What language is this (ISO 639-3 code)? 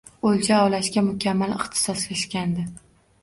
uzb